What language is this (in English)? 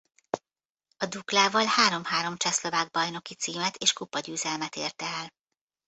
Hungarian